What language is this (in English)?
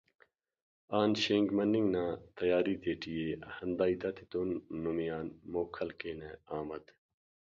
Brahui